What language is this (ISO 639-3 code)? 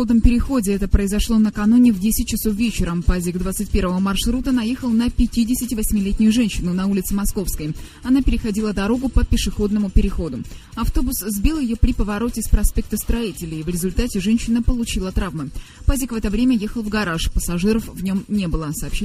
rus